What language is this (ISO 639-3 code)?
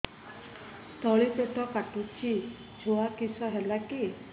ori